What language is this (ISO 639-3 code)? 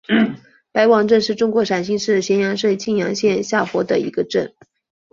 zho